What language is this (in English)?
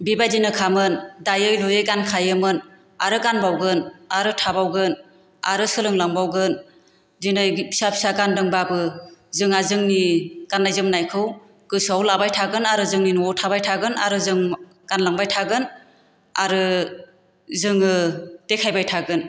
Bodo